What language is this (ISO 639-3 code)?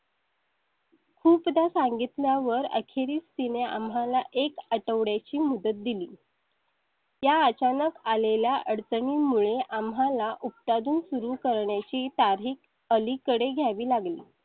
mar